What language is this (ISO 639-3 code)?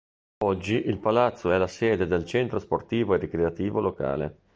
ita